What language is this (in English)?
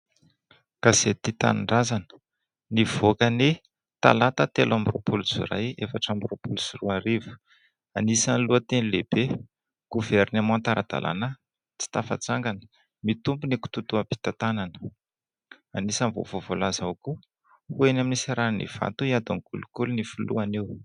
Malagasy